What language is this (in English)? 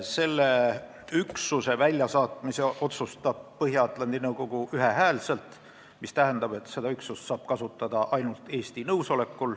Estonian